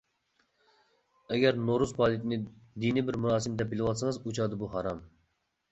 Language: Uyghur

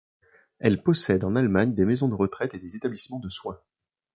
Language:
French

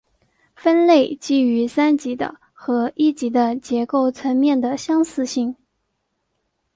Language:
Chinese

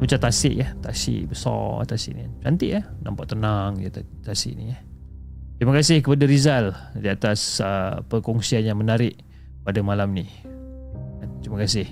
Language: Malay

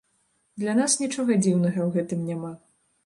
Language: Belarusian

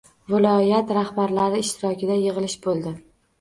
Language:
Uzbek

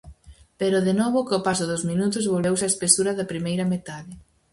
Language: Galician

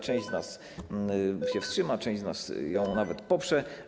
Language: Polish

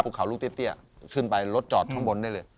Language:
Thai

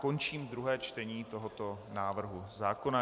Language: Czech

